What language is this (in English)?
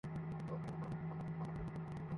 Bangla